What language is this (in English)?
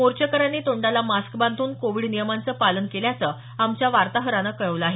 Marathi